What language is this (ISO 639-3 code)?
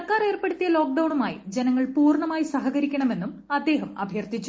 mal